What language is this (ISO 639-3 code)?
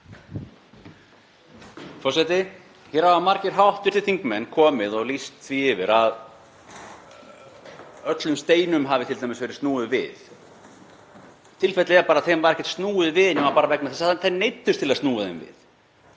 isl